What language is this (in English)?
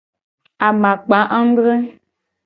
Gen